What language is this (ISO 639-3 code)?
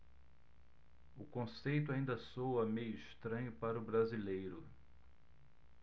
por